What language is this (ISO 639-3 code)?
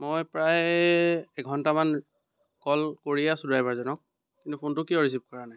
asm